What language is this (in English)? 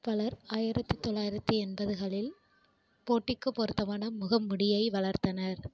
Tamil